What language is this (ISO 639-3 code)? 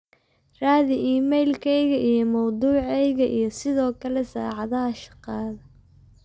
som